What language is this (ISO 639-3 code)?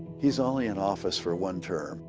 eng